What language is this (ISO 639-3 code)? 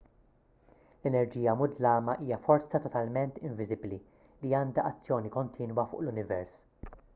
mlt